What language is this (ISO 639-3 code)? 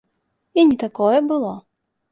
bel